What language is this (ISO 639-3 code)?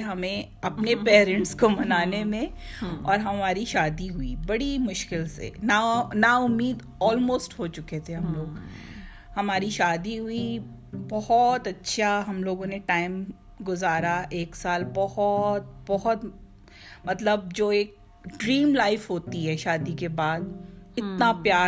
urd